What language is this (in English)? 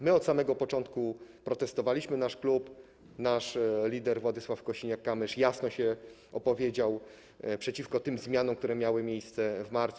Polish